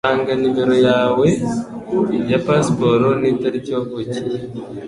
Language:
Kinyarwanda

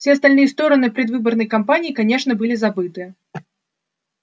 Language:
Russian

